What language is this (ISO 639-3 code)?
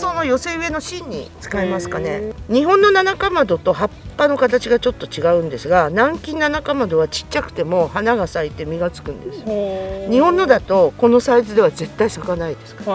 jpn